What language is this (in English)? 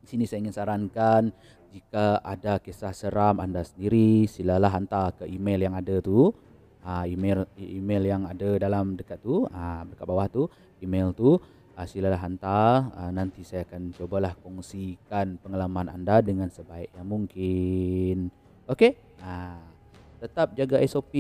Malay